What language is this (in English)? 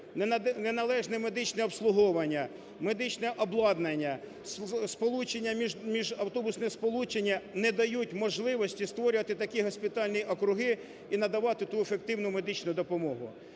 Ukrainian